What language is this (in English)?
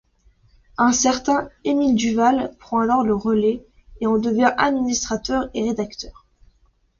French